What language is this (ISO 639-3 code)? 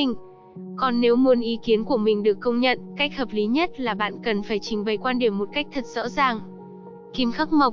vie